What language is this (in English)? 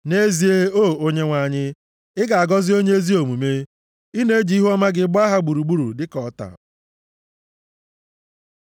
Igbo